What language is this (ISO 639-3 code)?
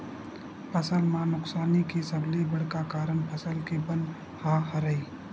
hne